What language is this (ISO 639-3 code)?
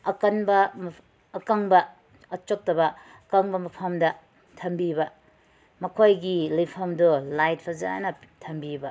mni